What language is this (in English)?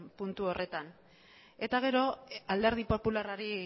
Basque